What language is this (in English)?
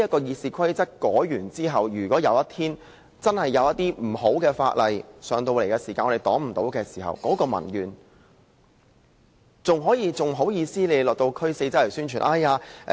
Cantonese